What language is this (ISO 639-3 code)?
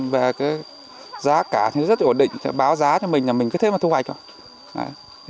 vie